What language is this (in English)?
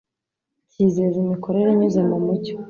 Kinyarwanda